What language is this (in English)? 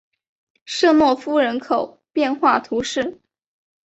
Chinese